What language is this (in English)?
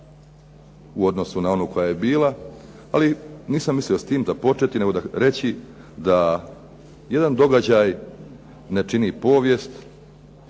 Croatian